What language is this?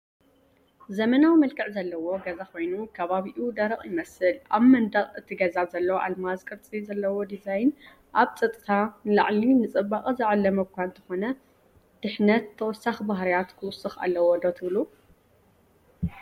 Tigrinya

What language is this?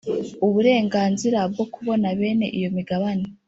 Kinyarwanda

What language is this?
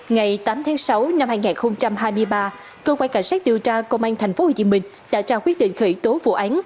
Vietnamese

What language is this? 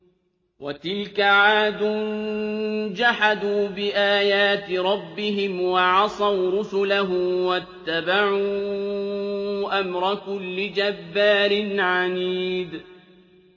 Arabic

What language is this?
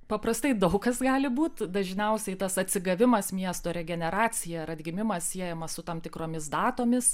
Lithuanian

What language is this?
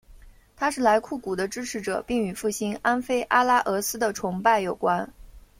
Chinese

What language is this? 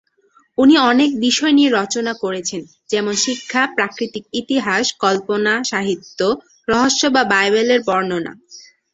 Bangla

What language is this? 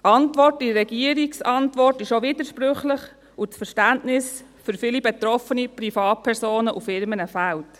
Swiss German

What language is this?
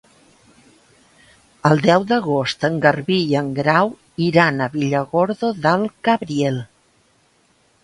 Catalan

